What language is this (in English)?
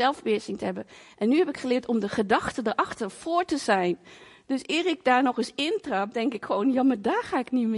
Dutch